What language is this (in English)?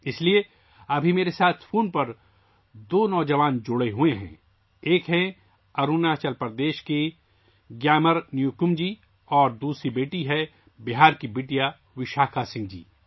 Urdu